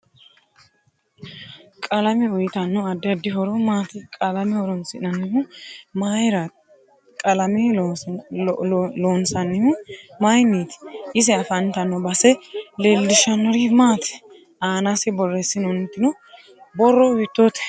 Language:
Sidamo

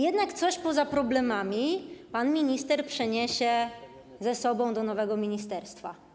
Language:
Polish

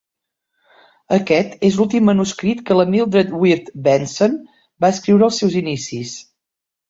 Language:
Catalan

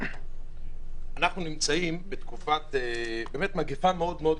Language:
Hebrew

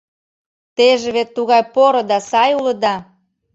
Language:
Mari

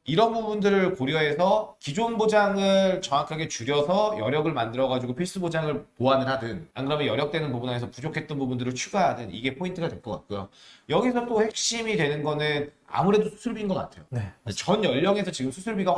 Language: Korean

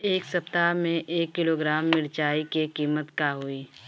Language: Bhojpuri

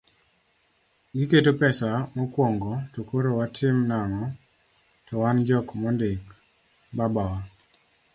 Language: Luo (Kenya and Tanzania)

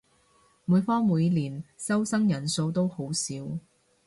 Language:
Cantonese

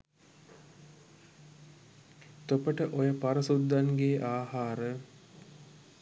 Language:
Sinhala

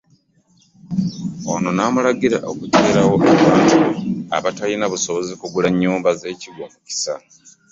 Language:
Ganda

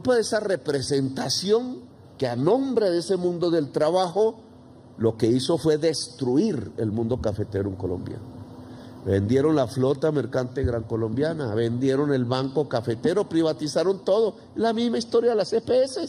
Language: Spanish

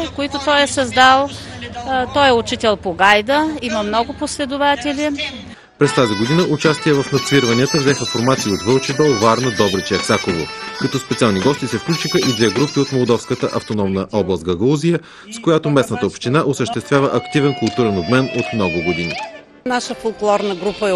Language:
Bulgarian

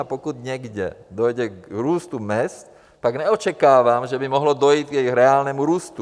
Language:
Czech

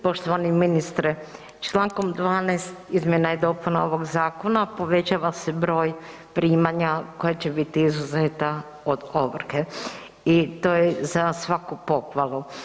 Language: Croatian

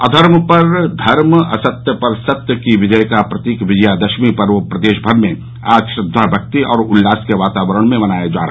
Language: Hindi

